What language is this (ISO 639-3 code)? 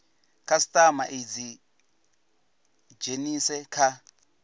ven